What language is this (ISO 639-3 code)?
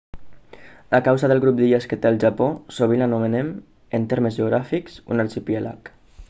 cat